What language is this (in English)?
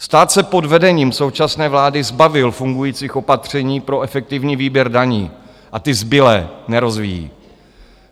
Czech